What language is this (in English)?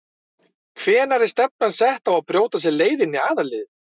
Icelandic